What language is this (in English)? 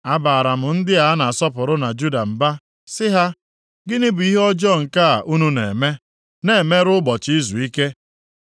Igbo